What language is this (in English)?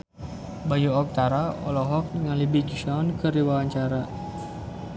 Sundanese